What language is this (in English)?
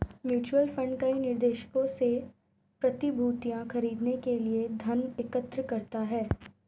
Hindi